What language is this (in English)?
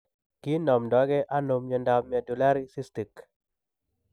Kalenjin